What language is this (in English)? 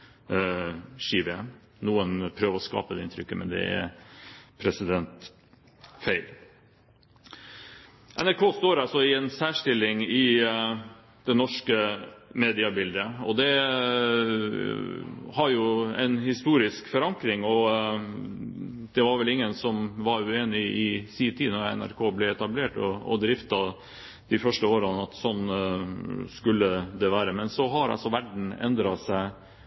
Norwegian Bokmål